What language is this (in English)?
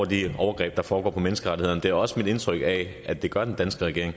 Danish